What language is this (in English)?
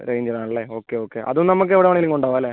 Malayalam